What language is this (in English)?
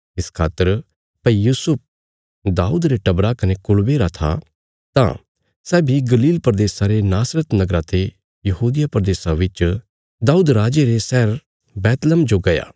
Bilaspuri